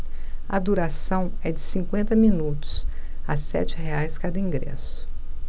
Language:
Portuguese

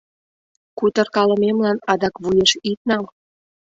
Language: Mari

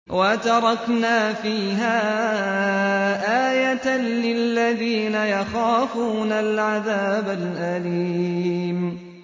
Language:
Arabic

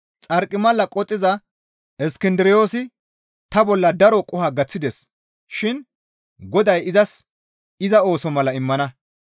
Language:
Gamo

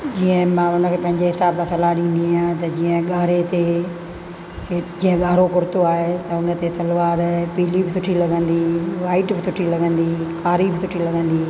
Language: Sindhi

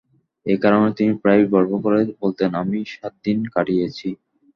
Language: Bangla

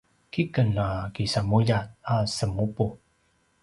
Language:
Paiwan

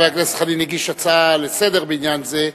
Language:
Hebrew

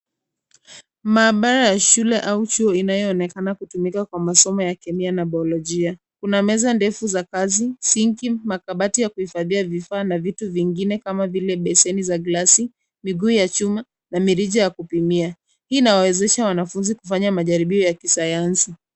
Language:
Swahili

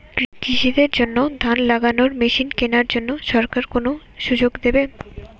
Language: Bangla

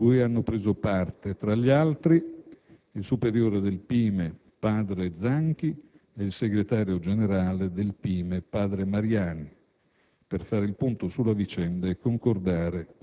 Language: Italian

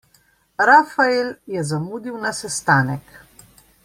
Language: Slovenian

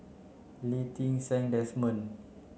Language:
English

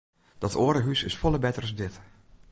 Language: Western Frisian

